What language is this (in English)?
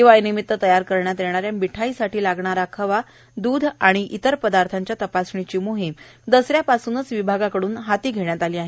Marathi